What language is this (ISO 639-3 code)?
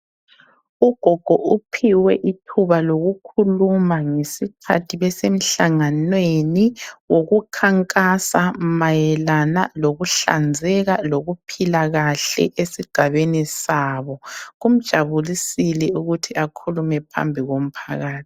nde